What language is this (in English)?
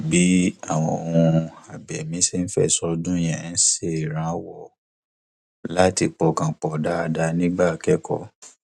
Yoruba